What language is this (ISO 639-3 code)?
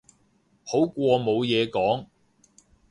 yue